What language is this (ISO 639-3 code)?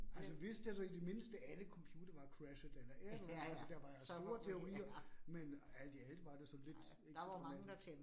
dan